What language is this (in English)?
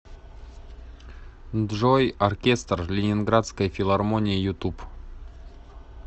Russian